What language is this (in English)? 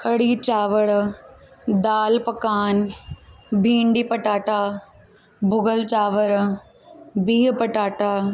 Sindhi